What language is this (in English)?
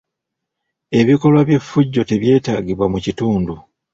Ganda